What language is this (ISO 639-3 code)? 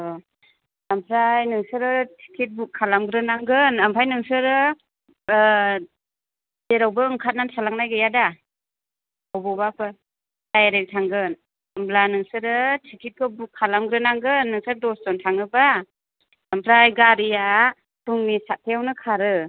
brx